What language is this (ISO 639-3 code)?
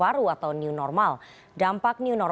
ind